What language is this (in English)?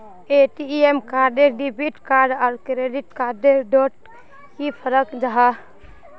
Magahi